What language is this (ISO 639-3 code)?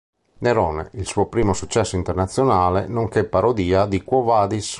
ita